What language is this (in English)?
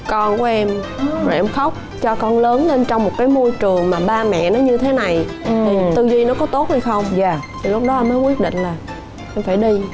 Vietnamese